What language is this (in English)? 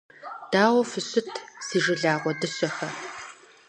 Kabardian